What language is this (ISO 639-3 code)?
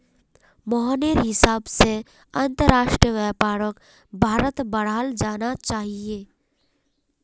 mag